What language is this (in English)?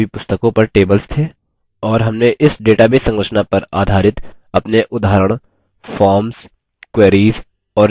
Hindi